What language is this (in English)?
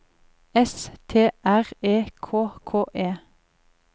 Norwegian